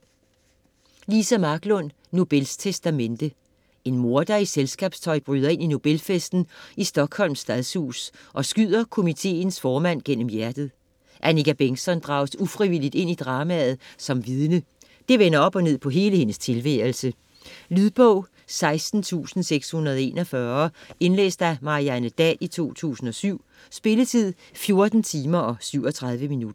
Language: Danish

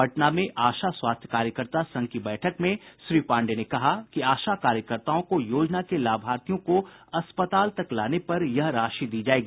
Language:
Hindi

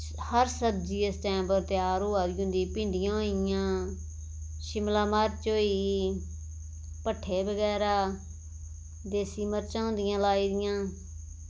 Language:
Dogri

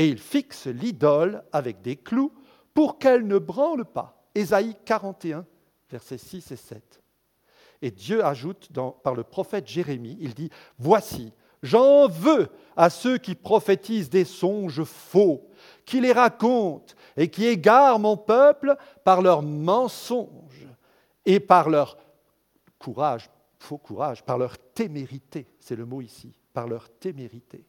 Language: French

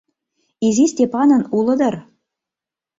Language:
Mari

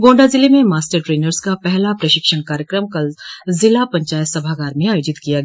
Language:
Hindi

